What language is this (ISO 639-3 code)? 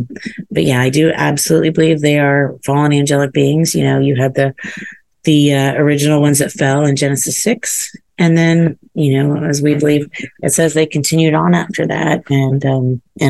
eng